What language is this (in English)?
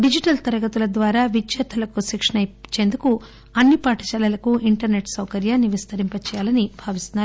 Telugu